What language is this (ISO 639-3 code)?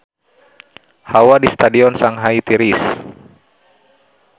sun